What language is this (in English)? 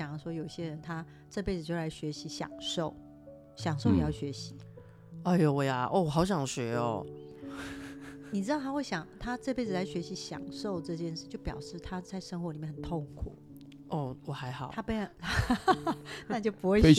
Chinese